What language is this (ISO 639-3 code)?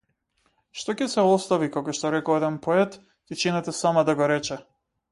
mkd